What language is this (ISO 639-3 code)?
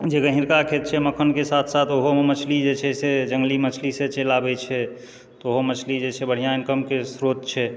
mai